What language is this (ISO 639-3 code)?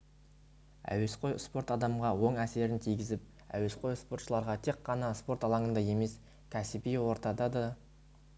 kaz